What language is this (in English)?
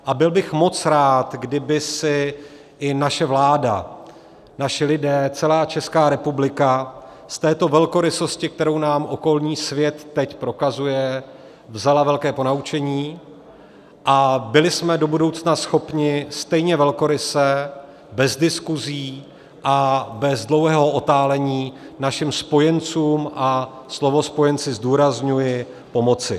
Czech